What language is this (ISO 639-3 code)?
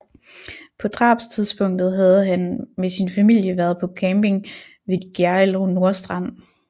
dan